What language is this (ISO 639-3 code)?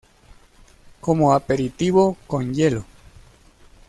spa